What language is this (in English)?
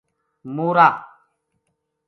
Gujari